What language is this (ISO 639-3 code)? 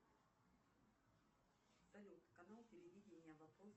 rus